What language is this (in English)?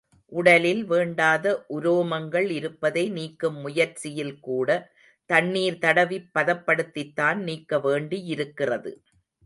Tamil